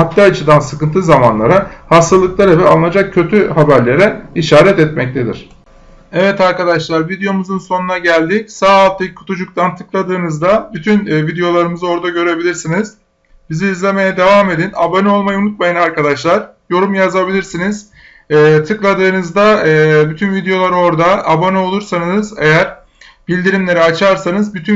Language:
Turkish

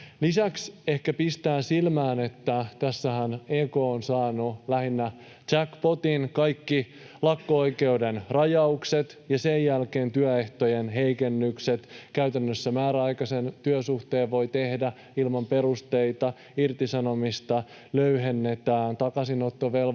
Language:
Finnish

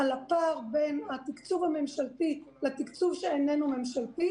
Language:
Hebrew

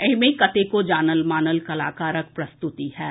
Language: Maithili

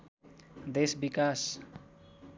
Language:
Nepali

